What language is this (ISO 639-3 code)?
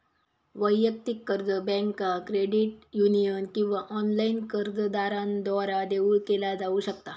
mar